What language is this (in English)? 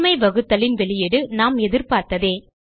Tamil